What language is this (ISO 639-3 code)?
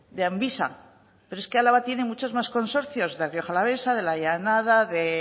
spa